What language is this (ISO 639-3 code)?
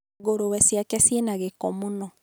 kik